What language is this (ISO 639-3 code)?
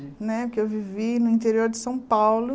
por